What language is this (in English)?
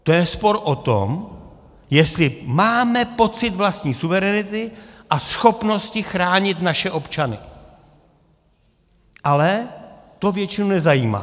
Czech